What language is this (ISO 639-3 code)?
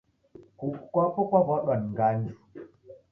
dav